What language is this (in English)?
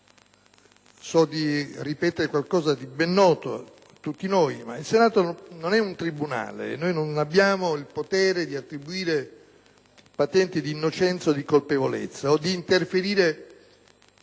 Italian